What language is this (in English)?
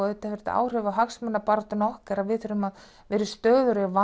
Icelandic